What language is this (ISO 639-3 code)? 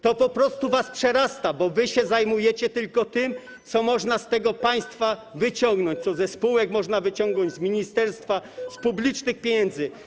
pol